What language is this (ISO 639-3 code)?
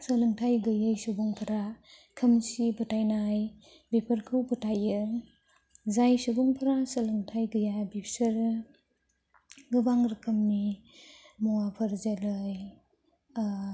brx